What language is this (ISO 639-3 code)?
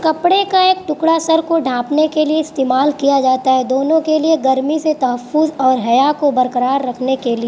urd